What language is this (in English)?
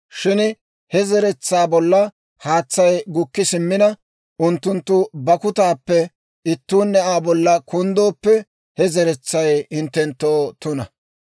Dawro